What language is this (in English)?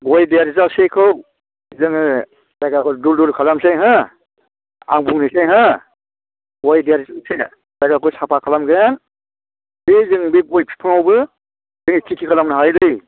Bodo